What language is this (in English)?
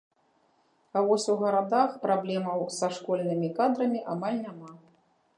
Belarusian